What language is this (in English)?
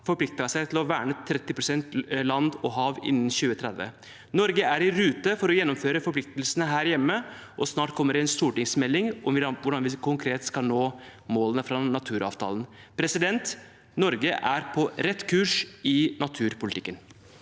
Norwegian